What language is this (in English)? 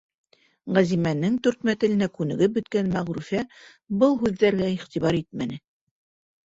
Bashkir